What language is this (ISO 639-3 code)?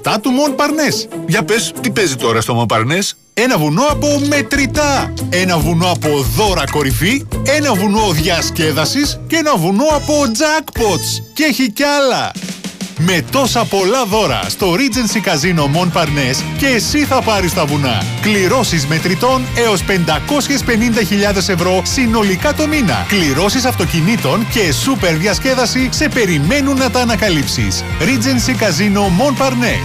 ell